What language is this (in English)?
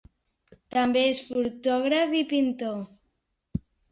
Catalan